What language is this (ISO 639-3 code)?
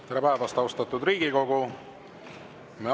est